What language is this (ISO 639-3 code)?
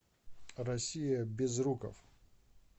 rus